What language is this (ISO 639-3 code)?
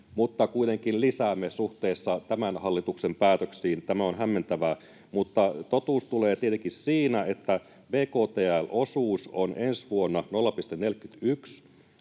fin